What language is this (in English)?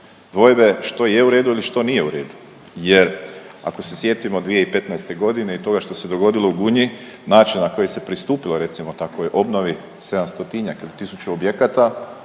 Croatian